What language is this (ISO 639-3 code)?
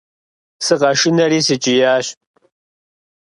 kbd